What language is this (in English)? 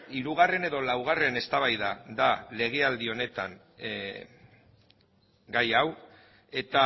Basque